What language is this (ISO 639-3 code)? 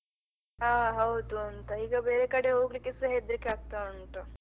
kan